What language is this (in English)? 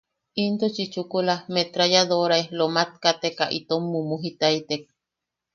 Yaqui